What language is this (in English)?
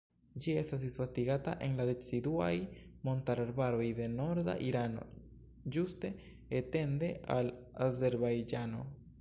Esperanto